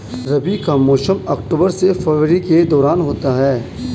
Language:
Hindi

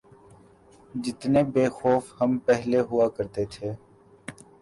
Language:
Urdu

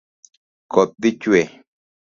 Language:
Luo (Kenya and Tanzania)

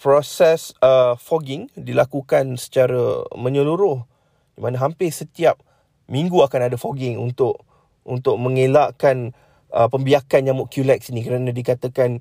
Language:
Malay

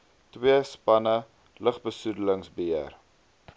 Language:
Afrikaans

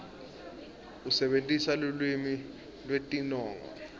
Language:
Swati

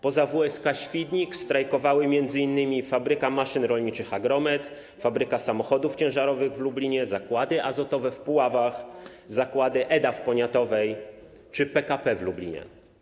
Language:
Polish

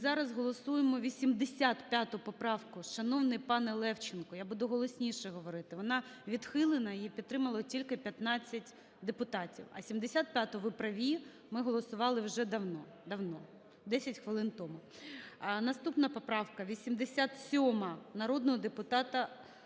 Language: Ukrainian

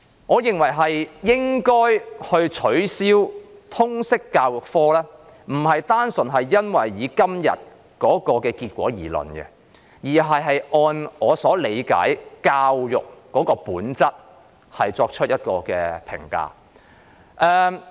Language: Cantonese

